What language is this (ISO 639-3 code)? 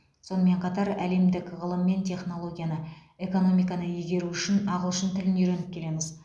kaz